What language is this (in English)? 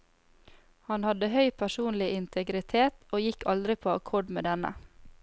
Norwegian